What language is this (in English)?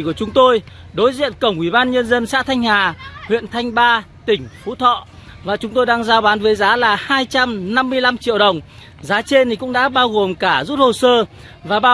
Vietnamese